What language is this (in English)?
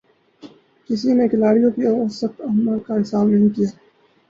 Urdu